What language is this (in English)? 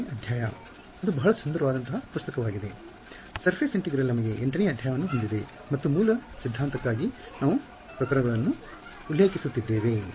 Kannada